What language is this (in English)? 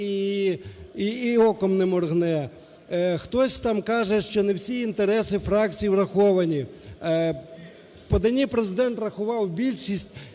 Ukrainian